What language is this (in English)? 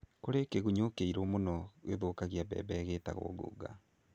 Kikuyu